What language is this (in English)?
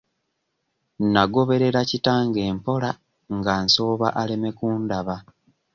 Ganda